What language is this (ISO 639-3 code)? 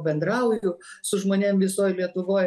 lit